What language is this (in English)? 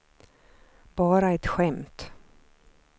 Swedish